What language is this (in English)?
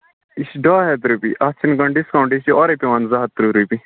Kashmiri